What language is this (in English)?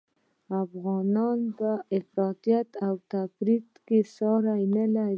Pashto